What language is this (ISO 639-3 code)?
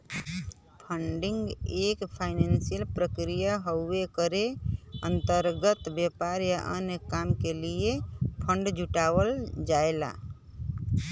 bho